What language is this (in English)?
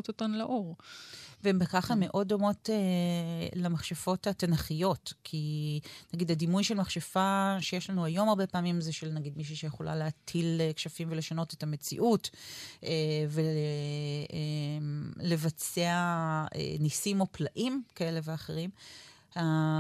Hebrew